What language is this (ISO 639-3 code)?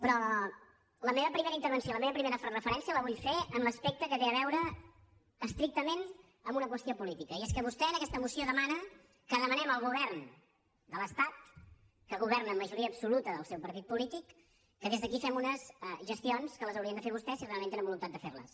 cat